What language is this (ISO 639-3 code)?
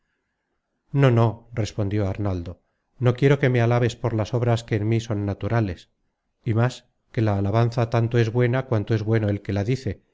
spa